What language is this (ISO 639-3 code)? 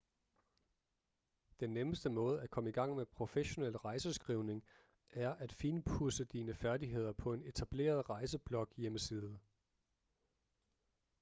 dan